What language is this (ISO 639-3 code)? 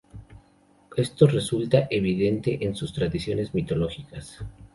spa